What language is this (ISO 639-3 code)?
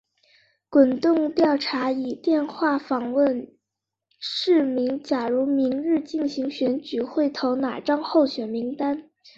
zho